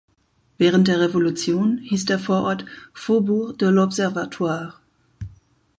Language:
German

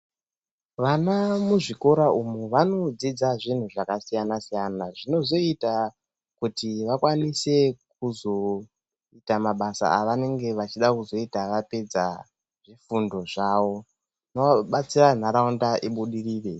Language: Ndau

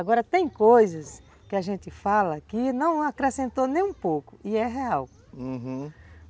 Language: Portuguese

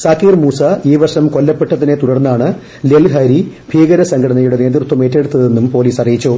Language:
Malayalam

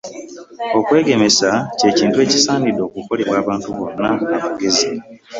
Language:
Ganda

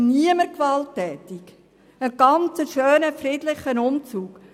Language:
Swiss German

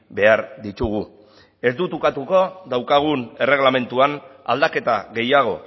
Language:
Basque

